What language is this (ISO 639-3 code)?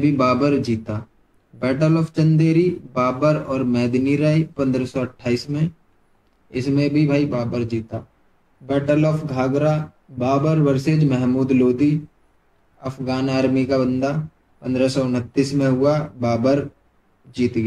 hin